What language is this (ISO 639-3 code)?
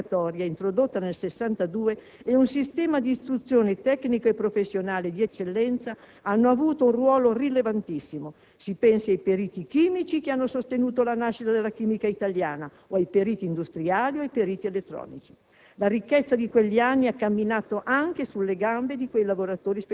ita